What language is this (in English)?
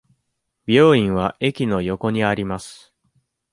Japanese